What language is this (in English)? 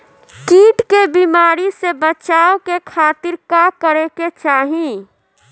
Bhojpuri